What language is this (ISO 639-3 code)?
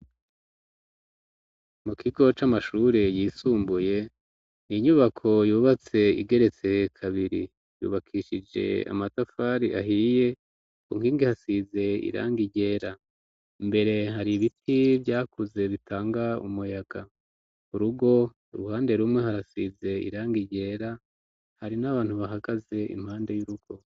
run